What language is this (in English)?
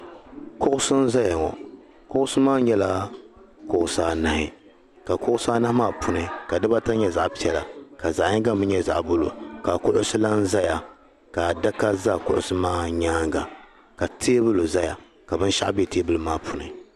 Dagbani